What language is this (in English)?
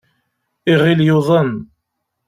Kabyle